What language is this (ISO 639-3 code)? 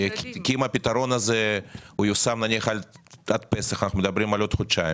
heb